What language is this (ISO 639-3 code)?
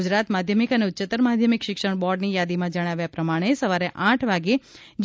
guj